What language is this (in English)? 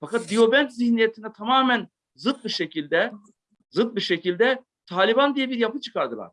Turkish